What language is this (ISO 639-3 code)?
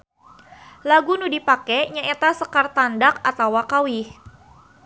sun